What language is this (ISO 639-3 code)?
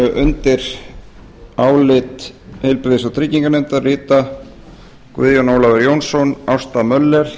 isl